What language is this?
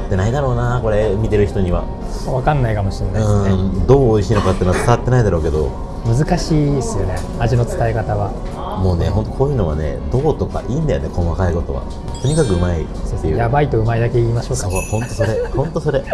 Japanese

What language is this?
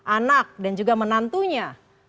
Indonesian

